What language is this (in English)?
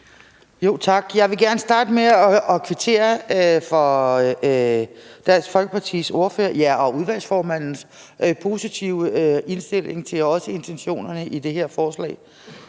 Danish